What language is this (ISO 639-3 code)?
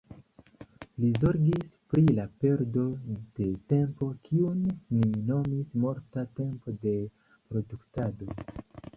epo